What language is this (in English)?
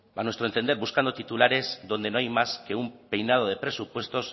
Spanish